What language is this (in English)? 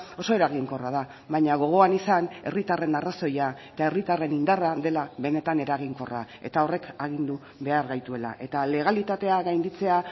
Basque